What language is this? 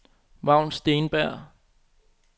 Danish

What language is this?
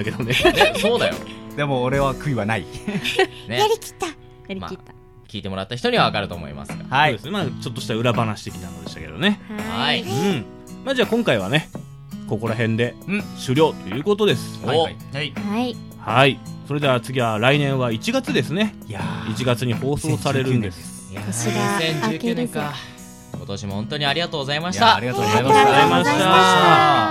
Japanese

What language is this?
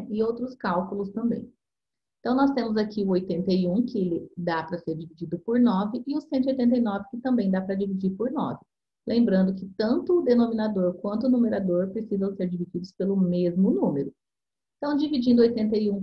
Portuguese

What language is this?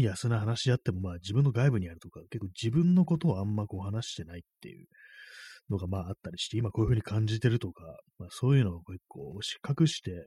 Japanese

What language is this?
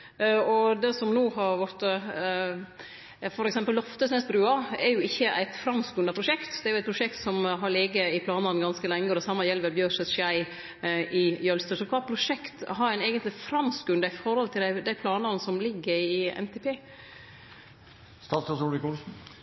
Norwegian Nynorsk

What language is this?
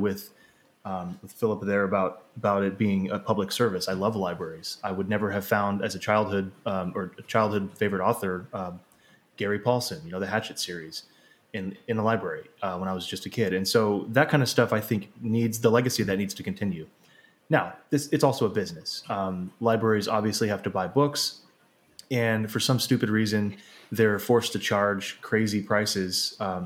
English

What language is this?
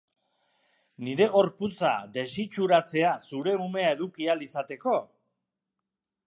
Basque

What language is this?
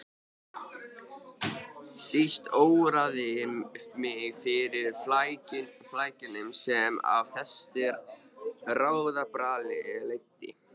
Icelandic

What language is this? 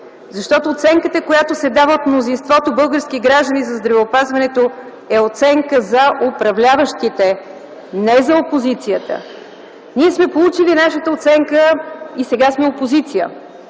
Bulgarian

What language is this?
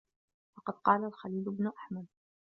Arabic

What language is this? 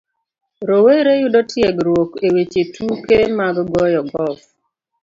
Luo (Kenya and Tanzania)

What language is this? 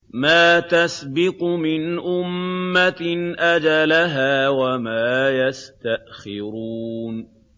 Arabic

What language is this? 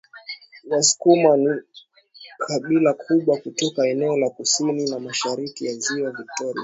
Swahili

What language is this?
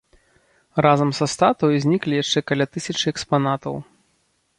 Belarusian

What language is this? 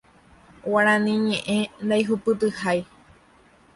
Guarani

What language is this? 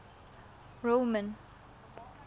Tswana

